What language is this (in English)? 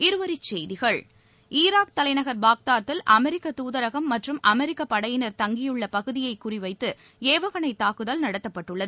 Tamil